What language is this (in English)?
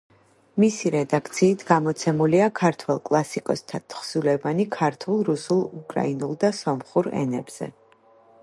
Georgian